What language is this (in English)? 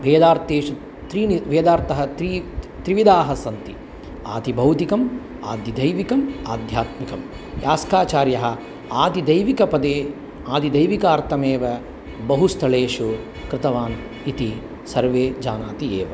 Sanskrit